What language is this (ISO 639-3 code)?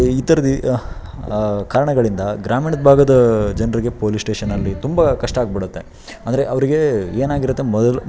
kan